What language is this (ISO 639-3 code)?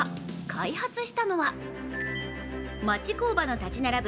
jpn